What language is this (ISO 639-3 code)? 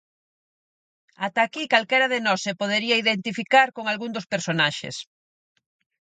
glg